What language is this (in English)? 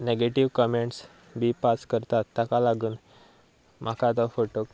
Konkani